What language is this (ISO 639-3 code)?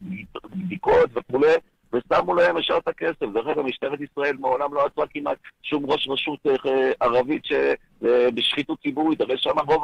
heb